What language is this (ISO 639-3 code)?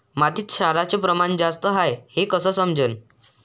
mar